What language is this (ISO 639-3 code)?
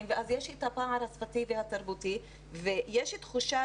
heb